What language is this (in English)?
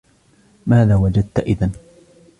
Arabic